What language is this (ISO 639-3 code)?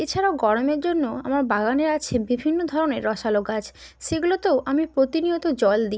ben